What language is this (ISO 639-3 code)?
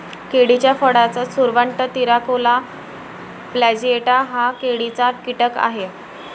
mar